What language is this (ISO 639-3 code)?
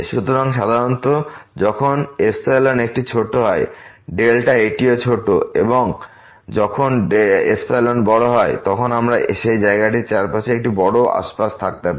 ben